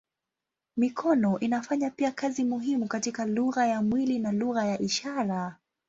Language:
Swahili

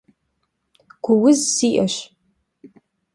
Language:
Kabardian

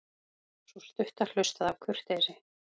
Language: Icelandic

